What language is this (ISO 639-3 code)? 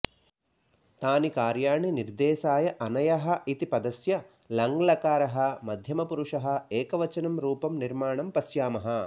san